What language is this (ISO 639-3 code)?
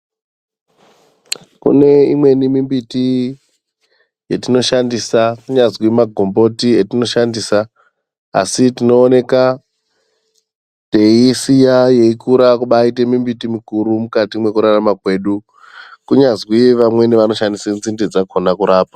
ndc